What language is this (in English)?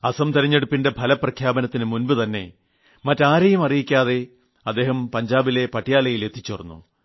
Malayalam